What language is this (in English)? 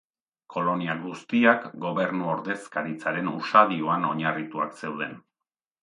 Basque